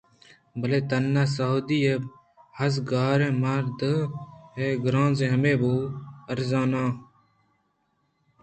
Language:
Eastern Balochi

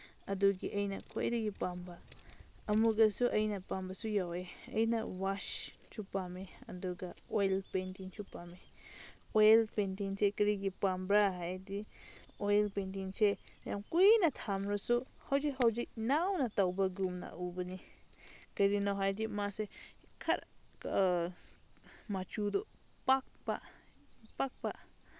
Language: Manipuri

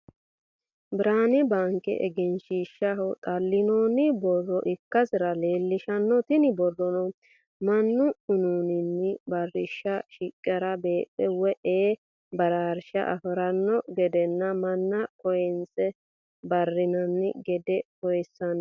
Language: Sidamo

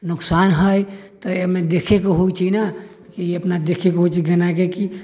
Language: Maithili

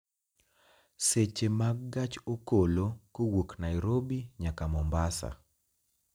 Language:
Luo (Kenya and Tanzania)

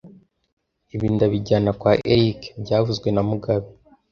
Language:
Kinyarwanda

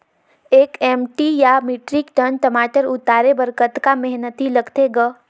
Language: Chhattisgarhi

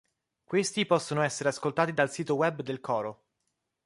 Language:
Italian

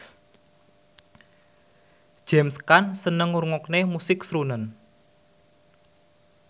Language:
Javanese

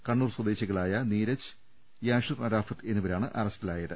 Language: Malayalam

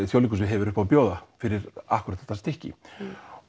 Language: Icelandic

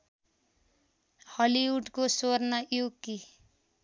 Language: Nepali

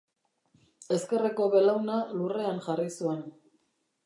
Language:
Basque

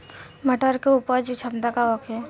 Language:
Bhojpuri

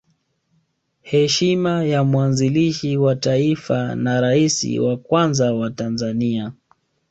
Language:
Swahili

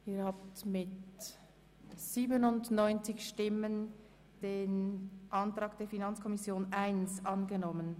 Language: Swiss German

